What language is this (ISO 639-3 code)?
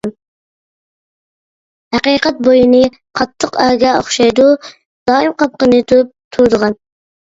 uig